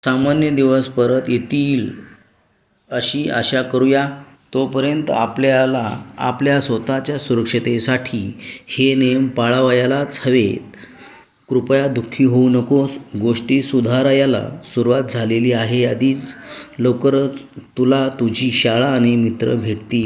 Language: Marathi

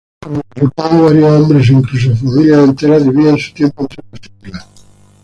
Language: Spanish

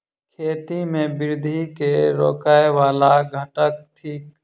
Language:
Maithili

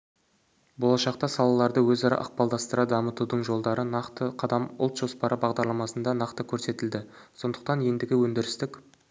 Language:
Kazakh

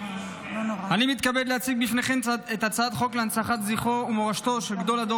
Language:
Hebrew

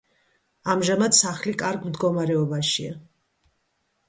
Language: Georgian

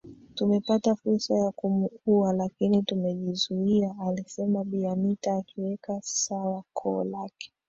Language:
Swahili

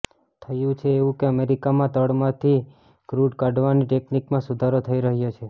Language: Gujarati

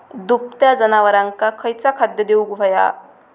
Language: Marathi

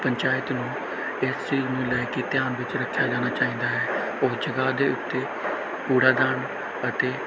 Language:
Punjabi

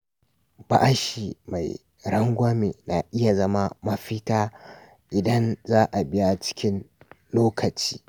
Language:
Hausa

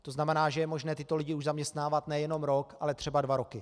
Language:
Czech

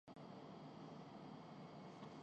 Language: Urdu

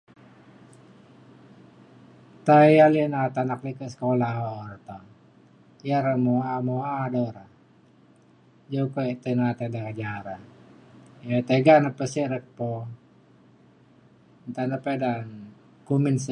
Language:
Mainstream Kenyah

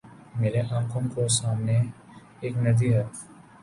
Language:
Urdu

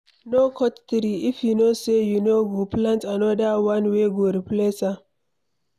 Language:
Nigerian Pidgin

